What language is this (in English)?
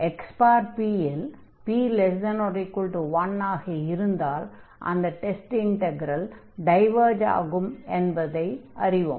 Tamil